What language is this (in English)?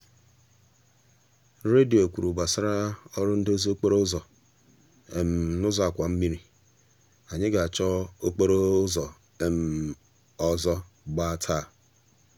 Igbo